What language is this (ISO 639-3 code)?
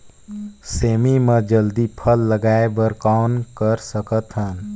hne